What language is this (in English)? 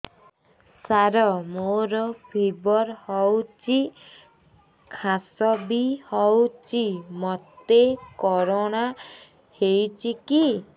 Odia